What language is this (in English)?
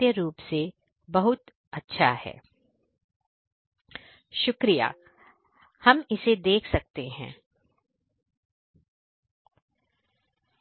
Hindi